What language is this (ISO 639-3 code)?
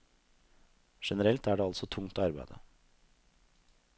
nor